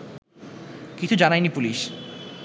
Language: Bangla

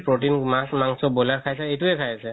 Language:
Assamese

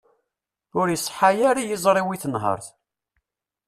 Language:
Kabyle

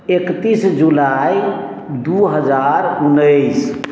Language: Maithili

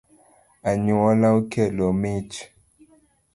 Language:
Luo (Kenya and Tanzania)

